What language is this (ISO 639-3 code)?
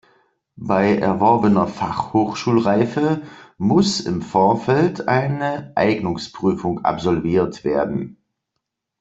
deu